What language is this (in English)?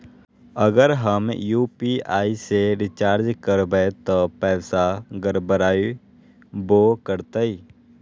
Magahi